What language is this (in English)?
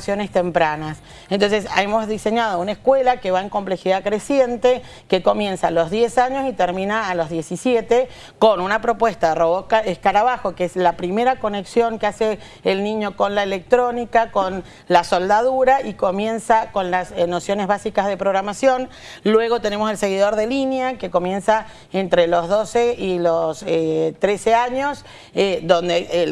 Spanish